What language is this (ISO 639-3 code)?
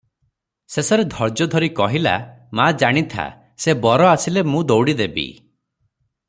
ori